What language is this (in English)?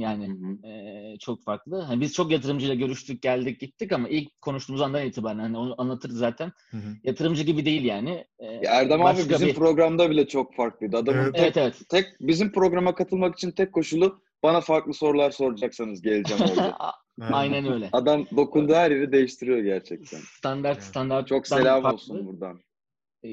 Turkish